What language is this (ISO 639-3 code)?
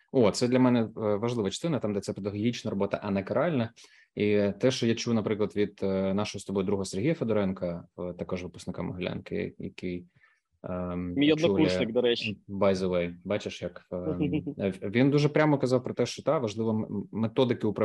ukr